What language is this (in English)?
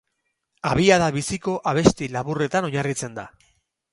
Basque